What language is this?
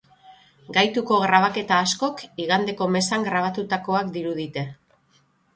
Basque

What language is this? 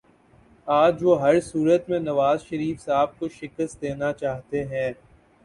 Urdu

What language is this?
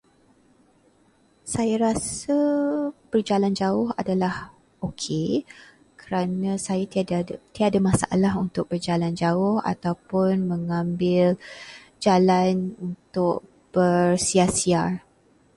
Malay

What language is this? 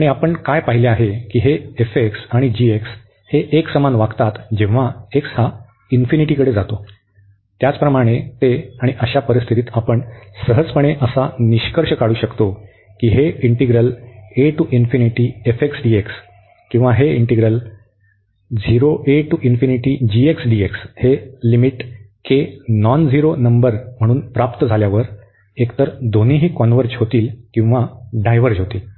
Marathi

